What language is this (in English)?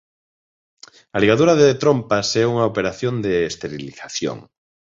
Galician